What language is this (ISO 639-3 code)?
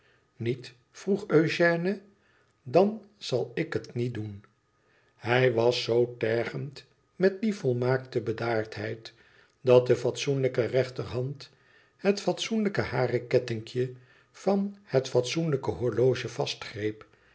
nld